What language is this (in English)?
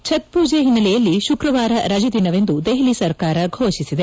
Kannada